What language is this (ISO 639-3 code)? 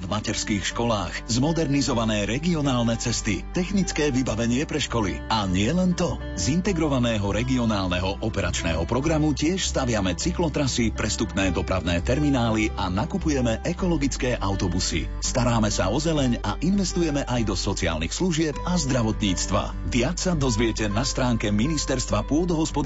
slk